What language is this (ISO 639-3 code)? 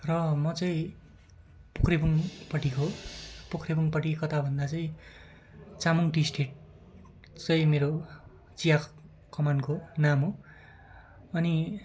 nep